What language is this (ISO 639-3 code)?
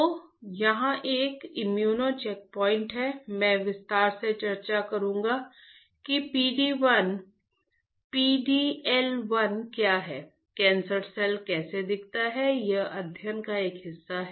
hin